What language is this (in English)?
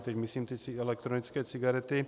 Czech